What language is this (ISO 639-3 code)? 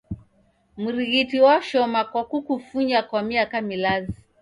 dav